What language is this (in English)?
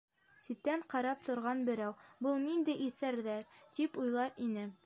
Bashkir